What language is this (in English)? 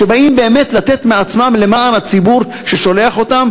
Hebrew